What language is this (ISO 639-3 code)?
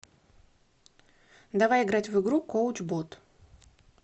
rus